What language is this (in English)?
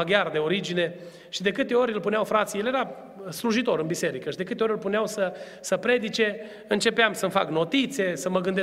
Romanian